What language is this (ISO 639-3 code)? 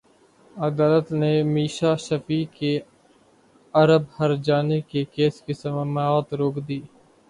urd